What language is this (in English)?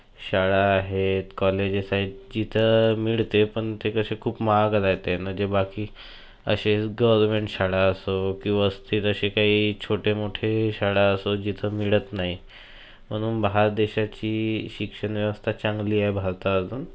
Marathi